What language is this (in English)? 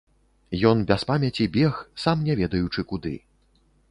Belarusian